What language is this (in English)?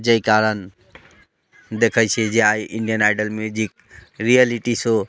Maithili